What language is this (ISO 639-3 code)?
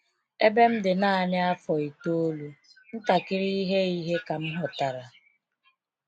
ibo